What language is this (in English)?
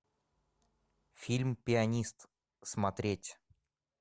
Russian